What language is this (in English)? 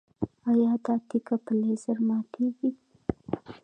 Pashto